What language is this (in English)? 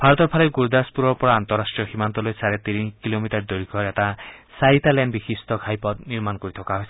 Assamese